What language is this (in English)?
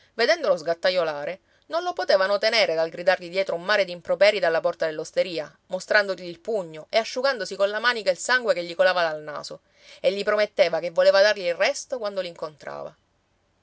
Italian